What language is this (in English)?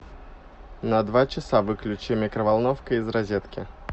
Russian